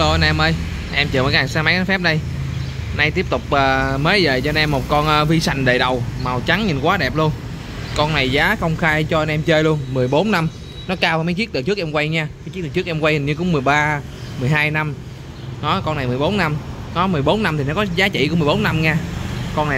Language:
Vietnamese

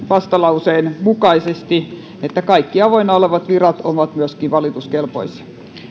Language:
Finnish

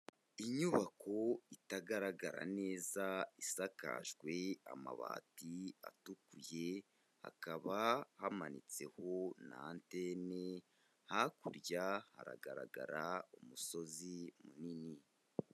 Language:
Kinyarwanda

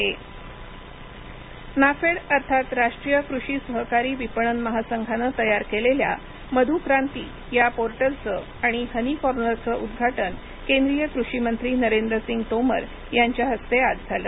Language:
Marathi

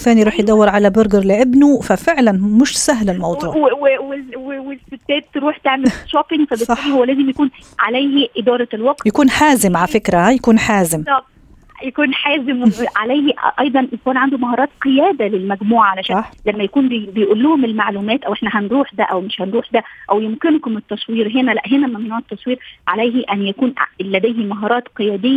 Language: Arabic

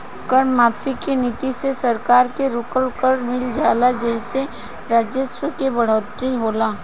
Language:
Bhojpuri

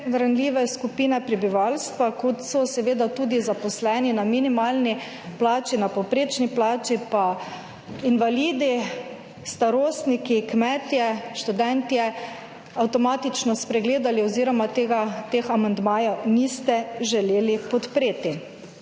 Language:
Slovenian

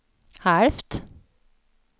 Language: Swedish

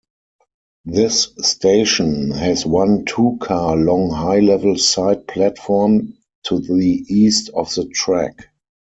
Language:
English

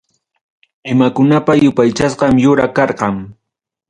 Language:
Ayacucho Quechua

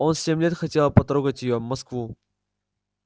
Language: Russian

